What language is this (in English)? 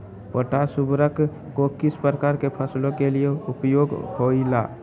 Magahi